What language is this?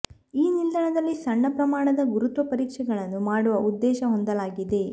Kannada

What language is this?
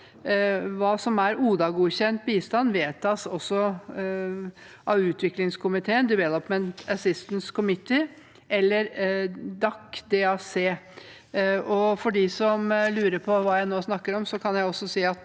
Norwegian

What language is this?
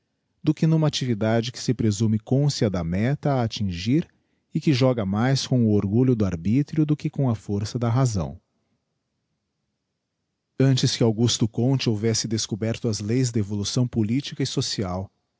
Portuguese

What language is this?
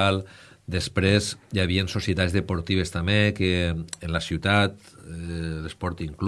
Spanish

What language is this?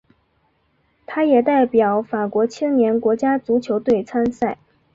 Chinese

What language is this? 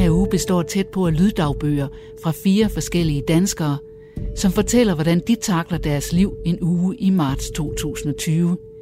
Danish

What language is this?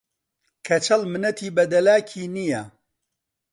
Central Kurdish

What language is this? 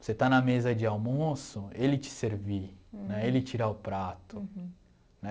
Portuguese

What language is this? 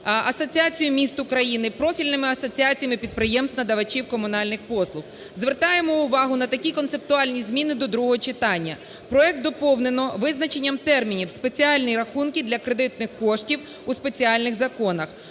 Ukrainian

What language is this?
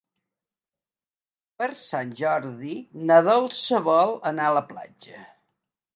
Catalan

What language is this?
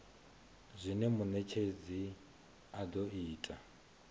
Venda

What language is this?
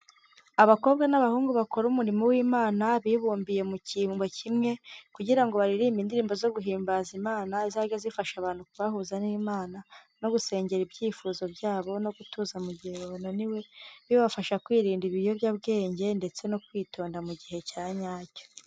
Kinyarwanda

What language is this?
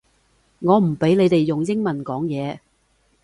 Cantonese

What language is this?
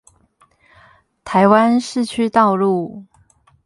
Chinese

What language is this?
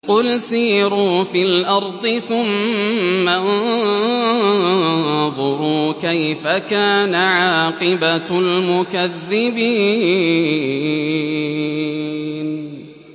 Arabic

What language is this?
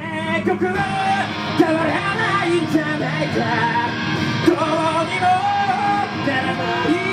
Japanese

